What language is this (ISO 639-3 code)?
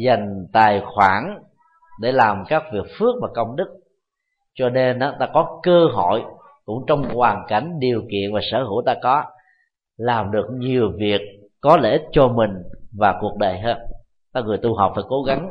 vie